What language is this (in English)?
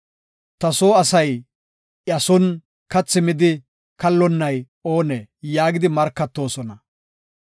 Gofa